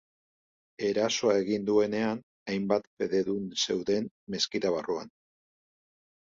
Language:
Basque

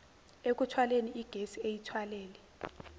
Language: Zulu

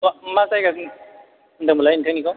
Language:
Bodo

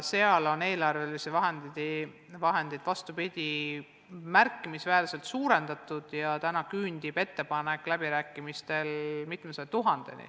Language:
Estonian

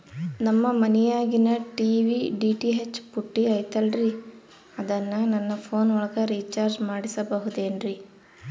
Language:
Kannada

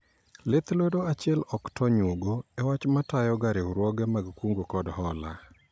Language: Luo (Kenya and Tanzania)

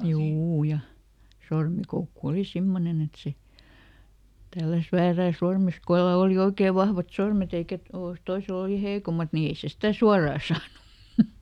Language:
Finnish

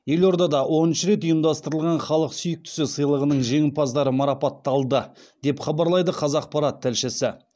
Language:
Kazakh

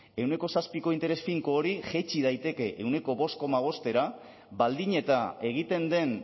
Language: Basque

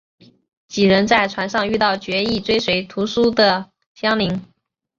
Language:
Chinese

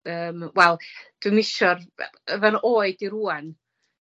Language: Welsh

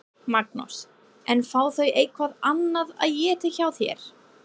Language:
Icelandic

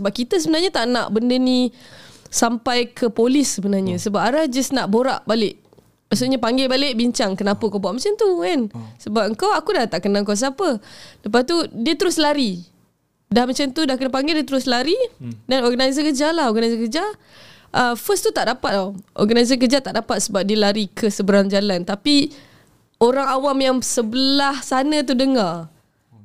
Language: Malay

